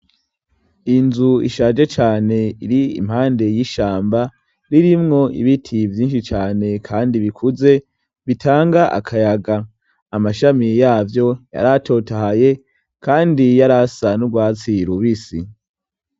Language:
Rundi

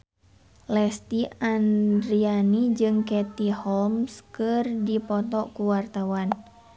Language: Sundanese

